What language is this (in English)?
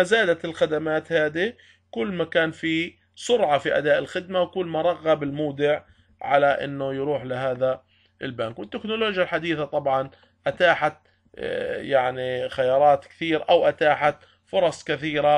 Arabic